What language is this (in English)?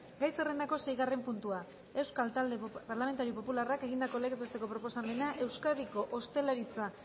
Basque